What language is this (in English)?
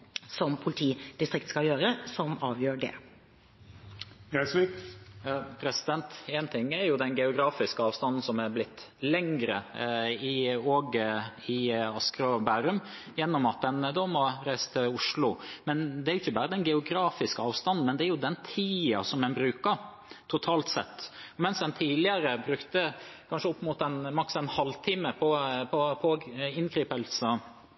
Norwegian Bokmål